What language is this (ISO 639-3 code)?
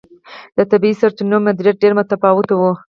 pus